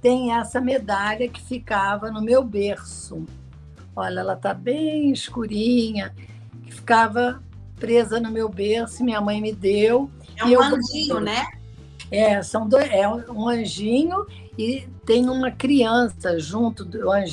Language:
Portuguese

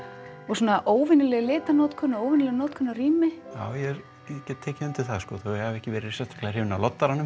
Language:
Icelandic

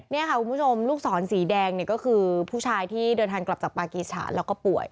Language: Thai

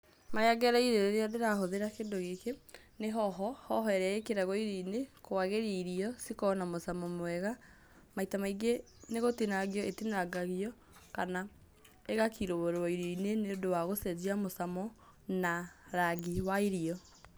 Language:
Kikuyu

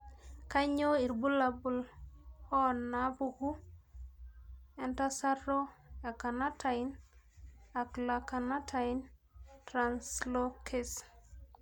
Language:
Masai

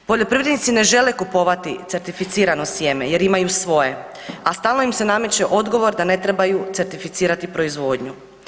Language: Croatian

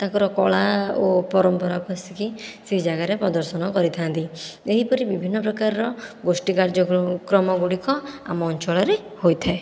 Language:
Odia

